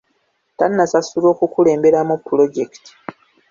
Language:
Ganda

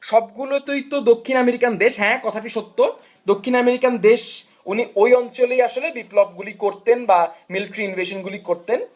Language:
Bangla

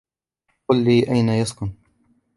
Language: Arabic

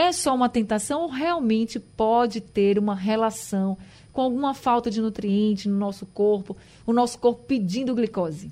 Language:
Portuguese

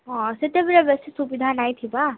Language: Odia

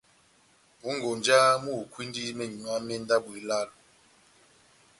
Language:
Batanga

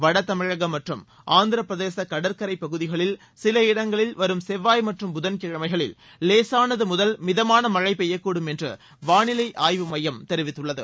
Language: Tamil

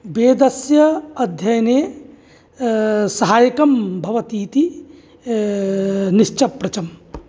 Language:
Sanskrit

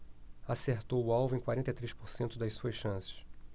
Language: Portuguese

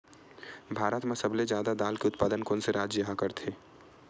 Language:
Chhattisgarhi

